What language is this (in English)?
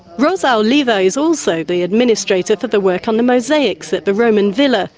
English